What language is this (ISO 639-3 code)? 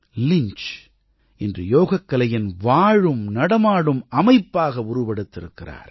tam